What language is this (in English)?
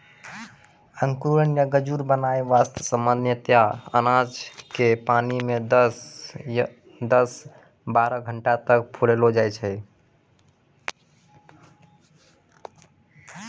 Maithili